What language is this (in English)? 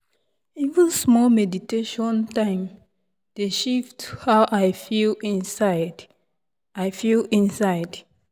Nigerian Pidgin